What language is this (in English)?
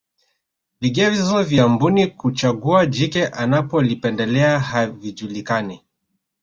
Swahili